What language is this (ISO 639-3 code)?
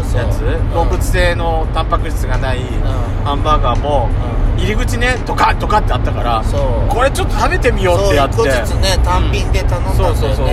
jpn